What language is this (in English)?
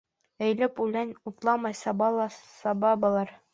Bashkir